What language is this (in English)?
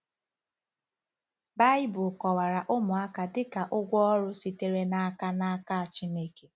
Igbo